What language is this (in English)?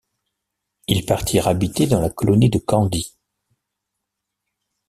French